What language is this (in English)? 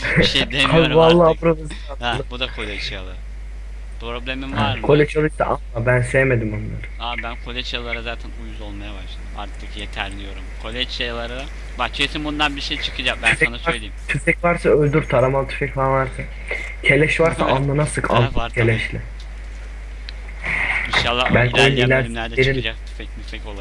Turkish